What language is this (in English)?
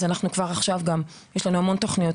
Hebrew